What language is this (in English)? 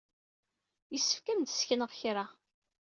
Kabyle